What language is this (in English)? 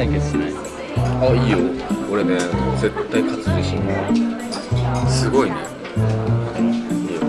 Japanese